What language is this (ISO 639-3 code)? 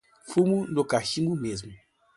por